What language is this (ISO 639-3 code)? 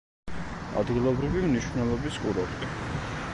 kat